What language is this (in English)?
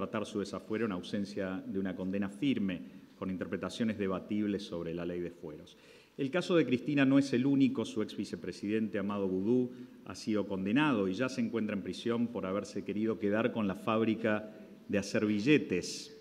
Spanish